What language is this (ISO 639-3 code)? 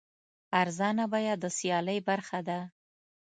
pus